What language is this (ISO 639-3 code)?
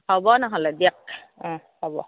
asm